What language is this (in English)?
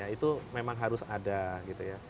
Indonesian